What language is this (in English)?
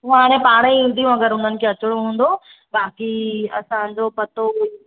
Sindhi